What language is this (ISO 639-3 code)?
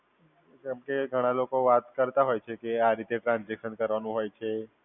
guj